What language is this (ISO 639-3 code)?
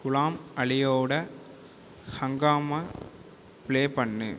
tam